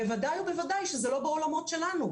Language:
Hebrew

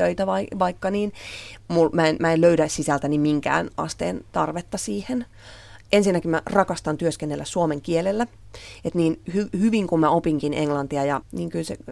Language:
Finnish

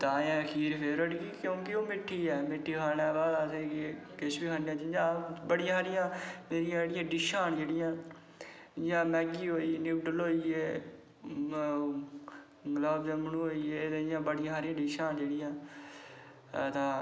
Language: Dogri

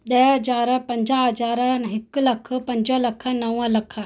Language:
Sindhi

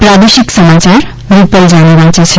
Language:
Gujarati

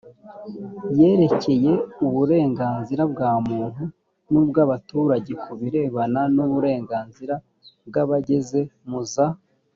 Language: Kinyarwanda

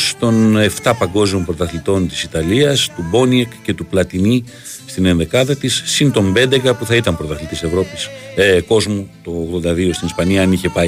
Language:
Greek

